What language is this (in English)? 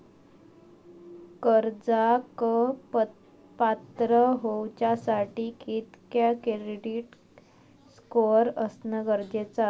Marathi